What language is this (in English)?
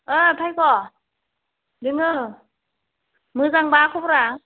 Bodo